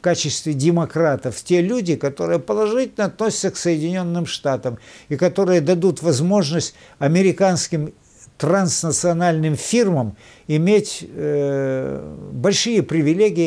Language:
Russian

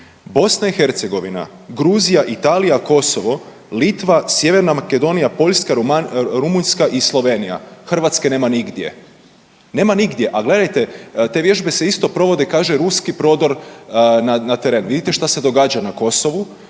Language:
Croatian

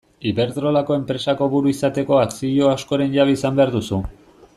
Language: Basque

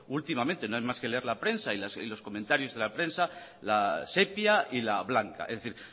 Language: Spanish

